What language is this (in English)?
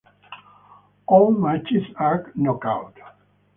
English